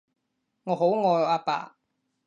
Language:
Cantonese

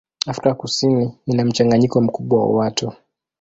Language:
Swahili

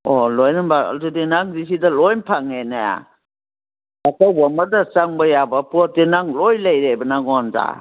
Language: Manipuri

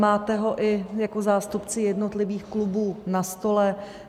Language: Czech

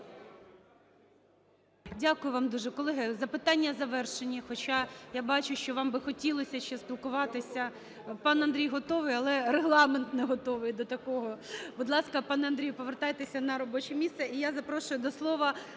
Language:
Ukrainian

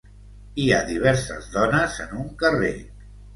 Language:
Catalan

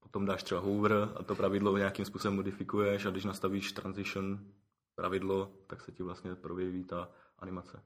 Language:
Czech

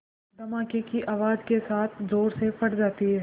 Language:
Hindi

